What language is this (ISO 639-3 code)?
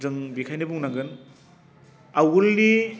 brx